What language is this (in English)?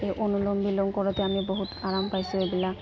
Assamese